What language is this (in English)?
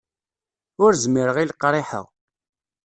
Kabyle